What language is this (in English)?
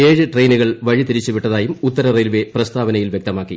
Malayalam